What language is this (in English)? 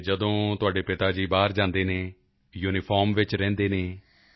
Punjabi